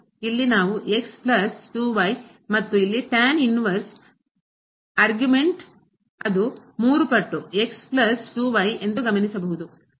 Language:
Kannada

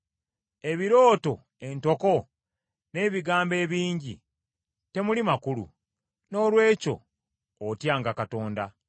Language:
Ganda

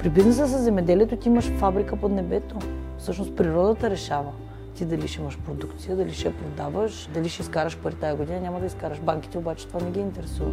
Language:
Bulgarian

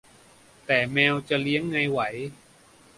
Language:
Thai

